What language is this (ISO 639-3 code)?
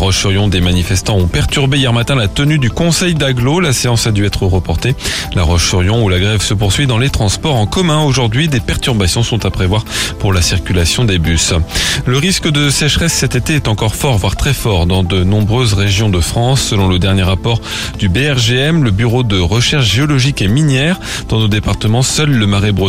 fra